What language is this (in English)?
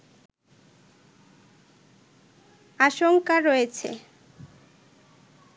Bangla